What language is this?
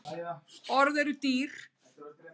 Icelandic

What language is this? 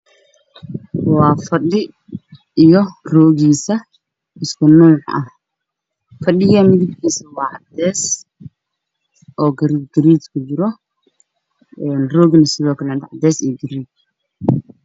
Somali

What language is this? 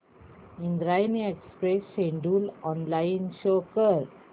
Marathi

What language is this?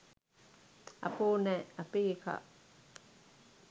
Sinhala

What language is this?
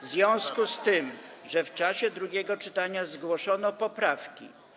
Polish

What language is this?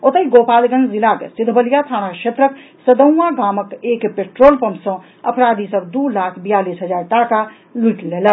Maithili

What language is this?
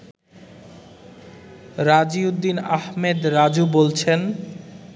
Bangla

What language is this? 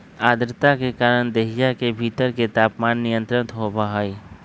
Magahi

